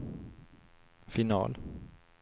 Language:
Swedish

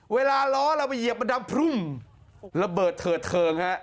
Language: Thai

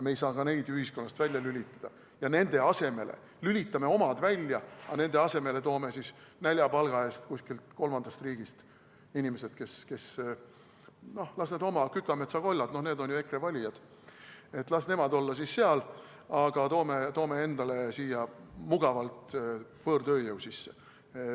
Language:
Estonian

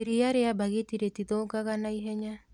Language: Kikuyu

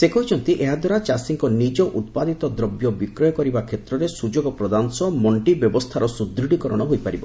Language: Odia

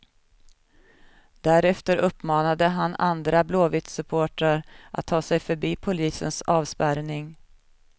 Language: Swedish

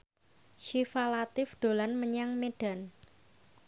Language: Javanese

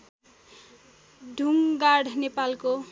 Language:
Nepali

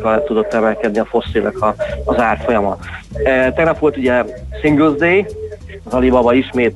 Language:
Hungarian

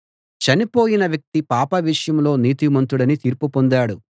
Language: Telugu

